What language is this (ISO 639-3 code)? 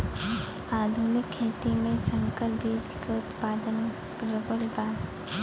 bho